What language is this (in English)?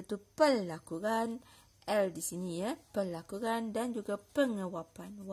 Malay